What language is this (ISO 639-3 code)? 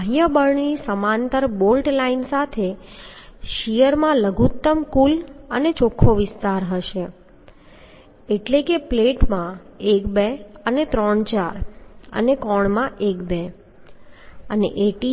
guj